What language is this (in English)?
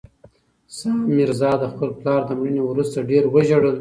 Pashto